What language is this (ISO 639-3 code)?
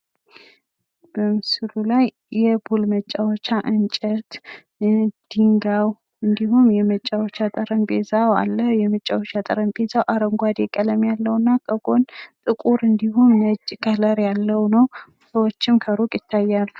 amh